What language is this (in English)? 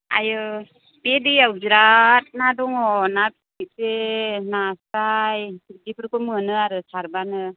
Bodo